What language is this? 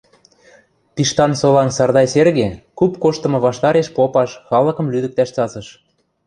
Western Mari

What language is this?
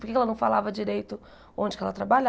Portuguese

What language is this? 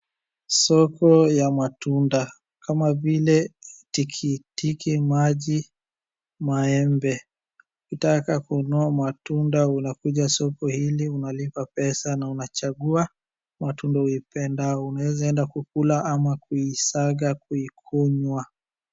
Swahili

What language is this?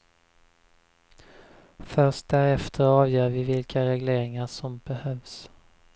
Swedish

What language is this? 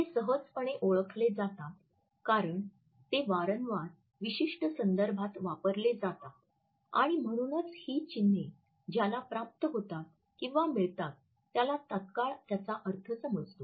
Marathi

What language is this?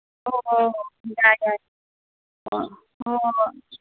Manipuri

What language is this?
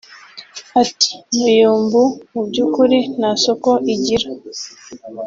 Kinyarwanda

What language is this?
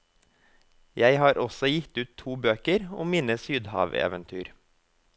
Norwegian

